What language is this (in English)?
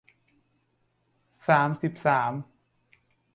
Thai